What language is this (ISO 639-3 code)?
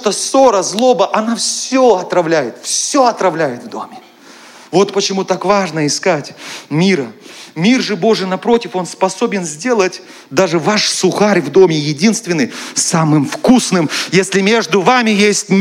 rus